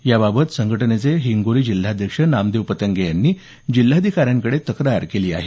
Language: Marathi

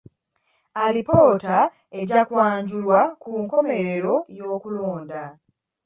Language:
Ganda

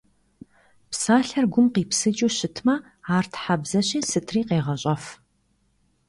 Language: Kabardian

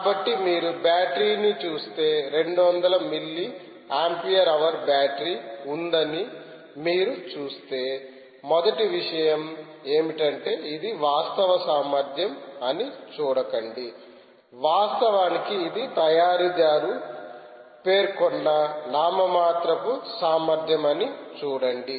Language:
Telugu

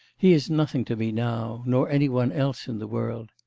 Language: English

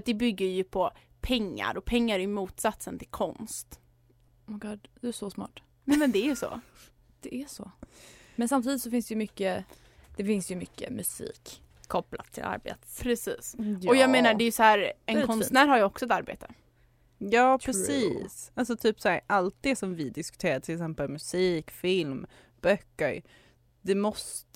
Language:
Swedish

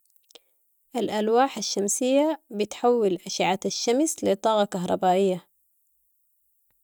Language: Sudanese Arabic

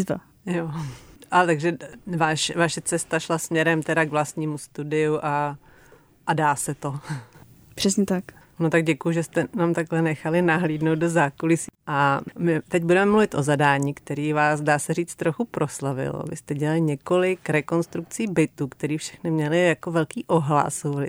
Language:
Czech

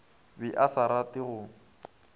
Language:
Northern Sotho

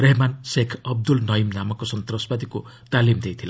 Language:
Odia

